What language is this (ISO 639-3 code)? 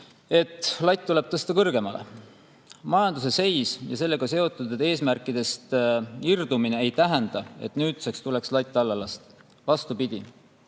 est